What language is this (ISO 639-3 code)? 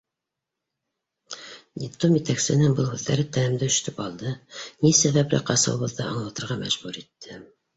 bak